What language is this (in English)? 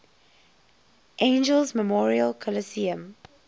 English